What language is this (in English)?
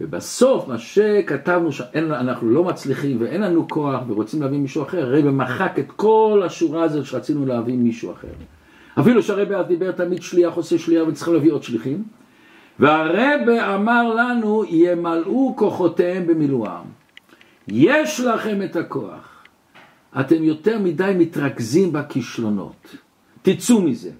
Hebrew